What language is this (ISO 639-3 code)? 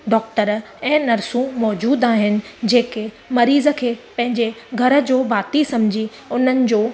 snd